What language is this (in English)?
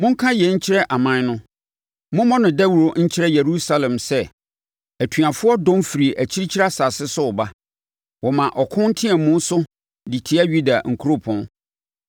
Akan